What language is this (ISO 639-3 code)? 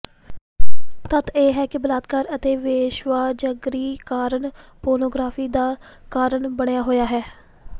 pan